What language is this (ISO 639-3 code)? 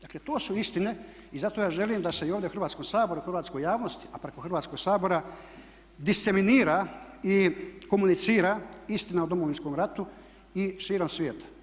hrv